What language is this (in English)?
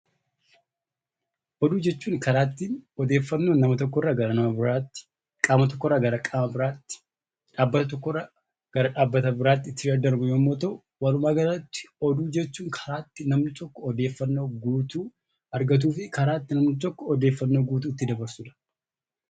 Oromo